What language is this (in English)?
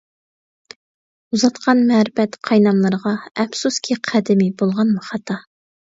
Uyghur